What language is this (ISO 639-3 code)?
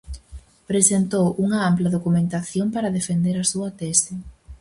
glg